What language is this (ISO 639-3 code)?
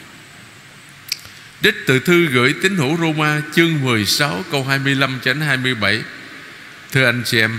vie